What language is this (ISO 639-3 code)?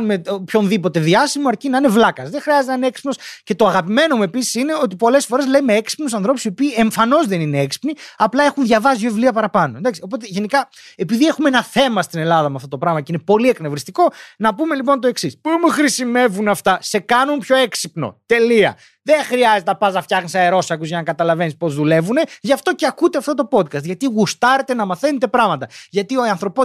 ell